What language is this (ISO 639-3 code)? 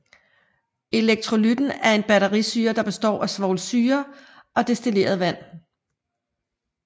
dan